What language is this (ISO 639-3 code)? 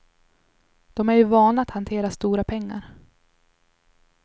swe